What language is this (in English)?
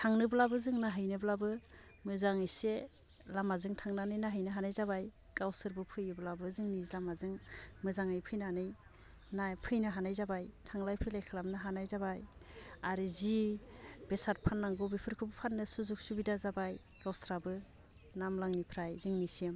Bodo